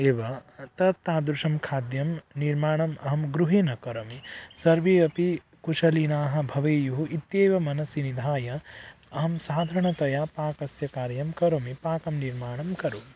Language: Sanskrit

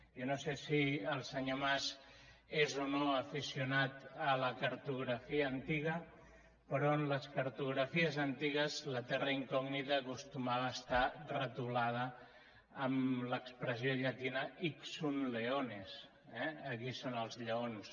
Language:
Catalan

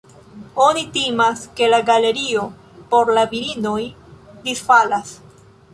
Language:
Esperanto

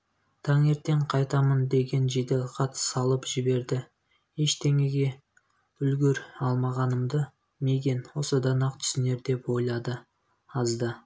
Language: Kazakh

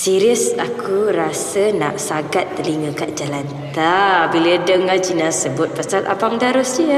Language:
Malay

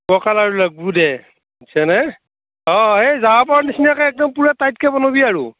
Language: Assamese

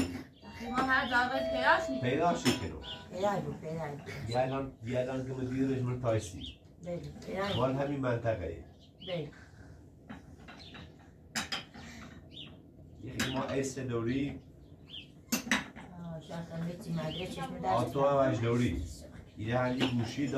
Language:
Persian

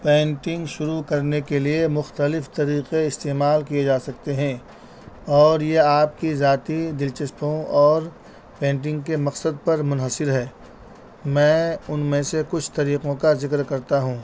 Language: Urdu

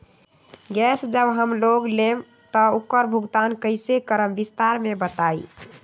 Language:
Magahi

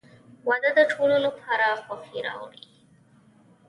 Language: Pashto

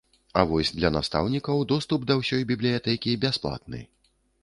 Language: Belarusian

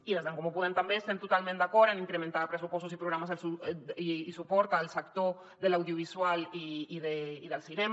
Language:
Catalan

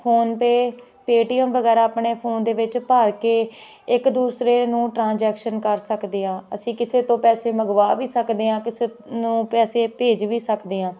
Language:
Punjabi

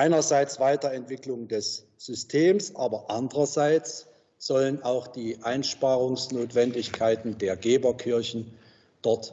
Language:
German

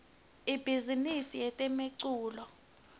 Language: Swati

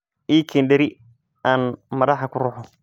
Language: Somali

